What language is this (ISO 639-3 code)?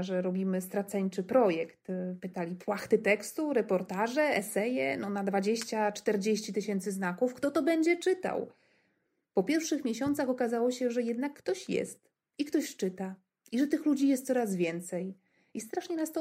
pol